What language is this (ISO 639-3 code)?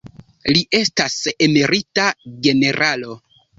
epo